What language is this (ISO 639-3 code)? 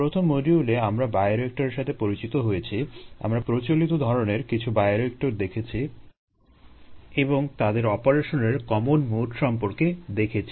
ben